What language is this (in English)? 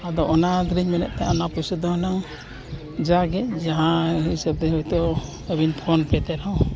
Santali